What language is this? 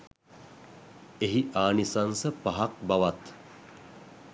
Sinhala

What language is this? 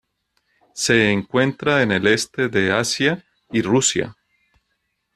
Spanish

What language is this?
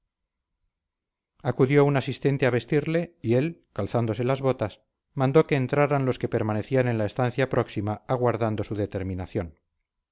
Spanish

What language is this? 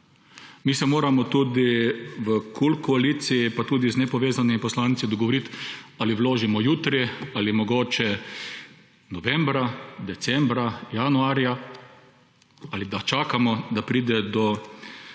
Slovenian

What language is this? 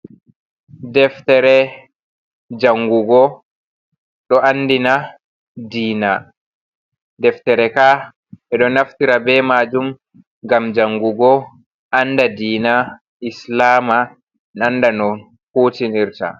Fula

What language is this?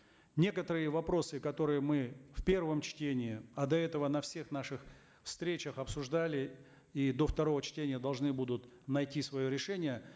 Kazakh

